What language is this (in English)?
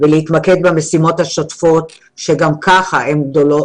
Hebrew